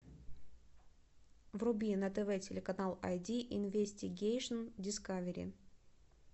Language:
Russian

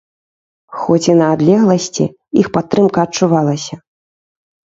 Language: Belarusian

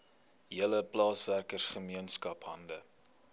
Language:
Afrikaans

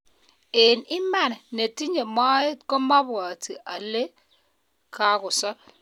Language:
Kalenjin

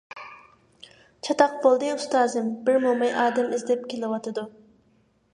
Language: Uyghur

